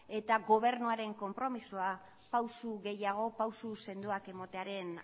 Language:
Basque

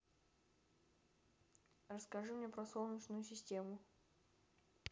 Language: Russian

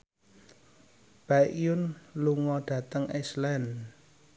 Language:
Javanese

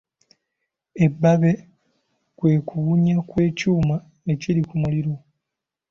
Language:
Ganda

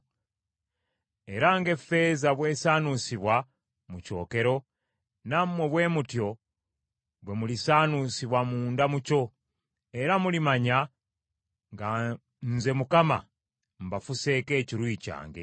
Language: Ganda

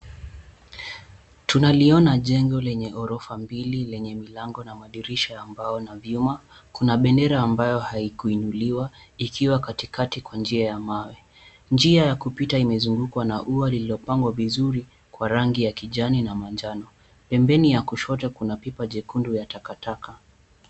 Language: Swahili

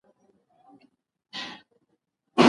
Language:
Pashto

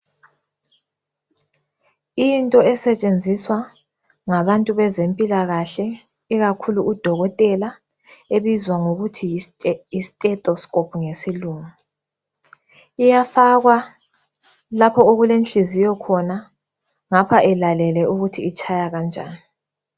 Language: North Ndebele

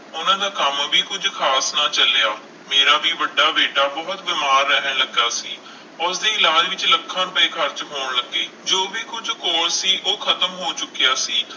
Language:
Punjabi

